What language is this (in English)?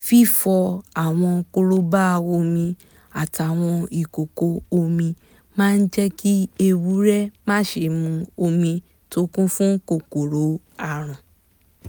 Yoruba